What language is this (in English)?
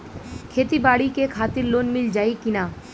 Bhojpuri